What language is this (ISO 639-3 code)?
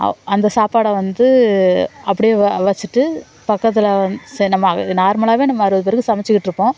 tam